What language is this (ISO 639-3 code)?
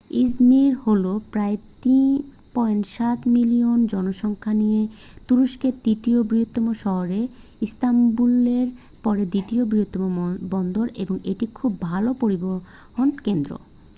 ben